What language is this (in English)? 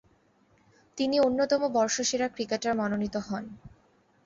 Bangla